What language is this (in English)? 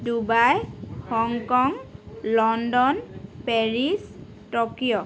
Assamese